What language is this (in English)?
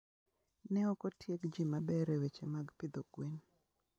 Luo (Kenya and Tanzania)